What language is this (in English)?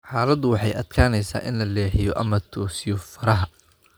Somali